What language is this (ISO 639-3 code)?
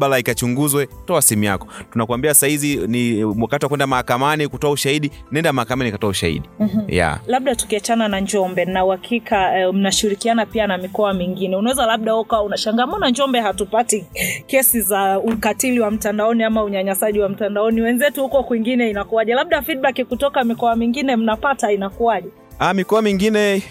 swa